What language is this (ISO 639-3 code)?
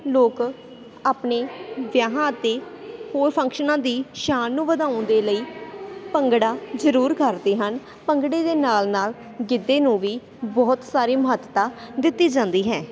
pan